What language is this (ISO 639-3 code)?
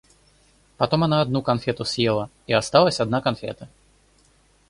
rus